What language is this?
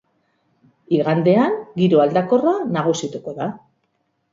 Basque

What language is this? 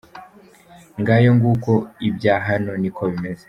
Kinyarwanda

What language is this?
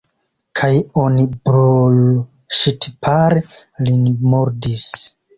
Esperanto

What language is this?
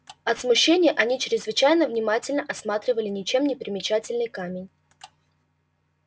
Russian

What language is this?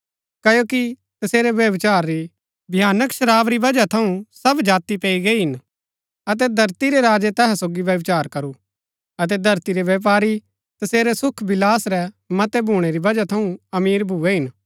Gaddi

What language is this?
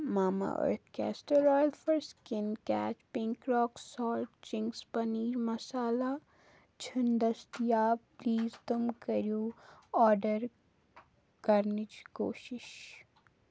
Kashmiri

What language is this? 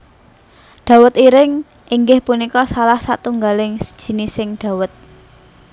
Javanese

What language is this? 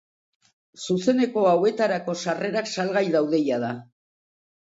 Basque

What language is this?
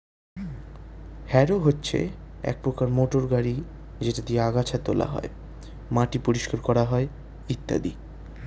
Bangla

